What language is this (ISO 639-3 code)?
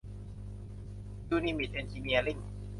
tha